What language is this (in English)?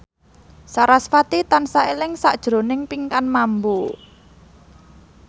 Javanese